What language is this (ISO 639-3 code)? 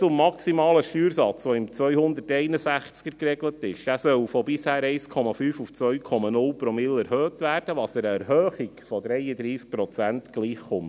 gsw